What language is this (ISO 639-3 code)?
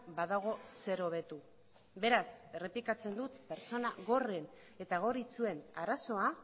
eus